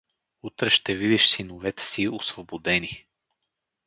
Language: Bulgarian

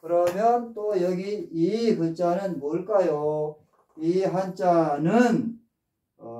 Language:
Korean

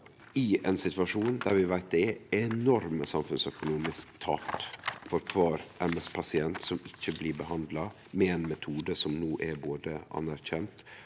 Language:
Norwegian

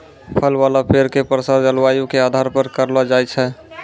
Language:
Maithili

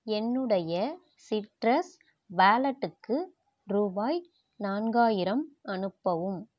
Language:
Tamil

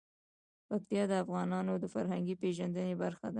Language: Pashto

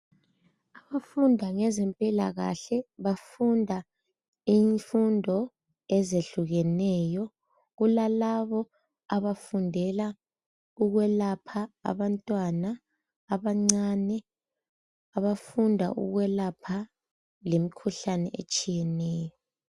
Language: North Ndebele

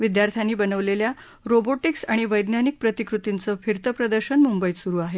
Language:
Marathi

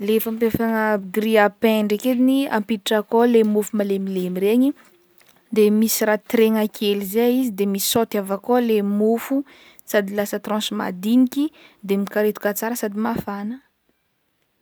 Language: Northern Betsimisaraka Malagasy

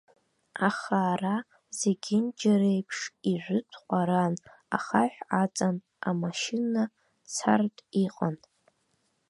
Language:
Abkhazian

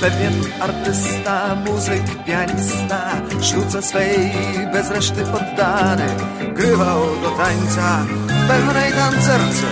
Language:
Polish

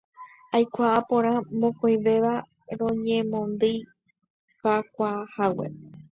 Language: Guarani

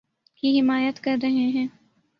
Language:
Urdu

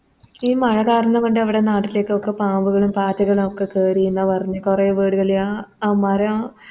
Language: Malayalam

